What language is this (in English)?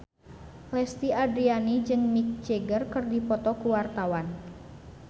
Sundanese